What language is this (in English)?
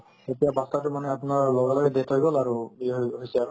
Assamese